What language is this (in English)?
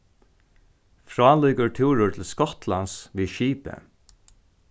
Faroese